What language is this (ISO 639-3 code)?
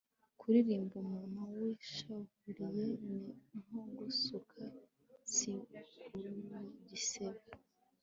kin